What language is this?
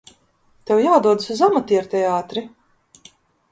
Latvian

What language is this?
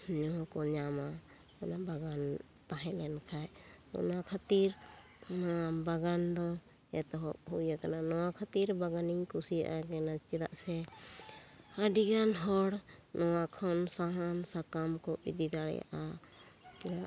Santali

